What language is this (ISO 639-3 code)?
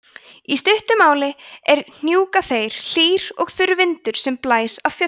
isl